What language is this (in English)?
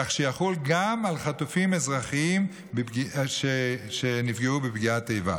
Hebrew